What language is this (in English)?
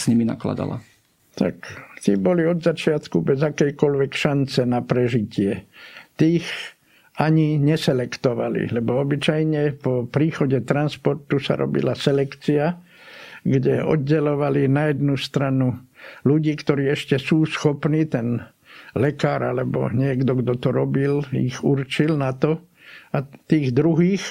Slovak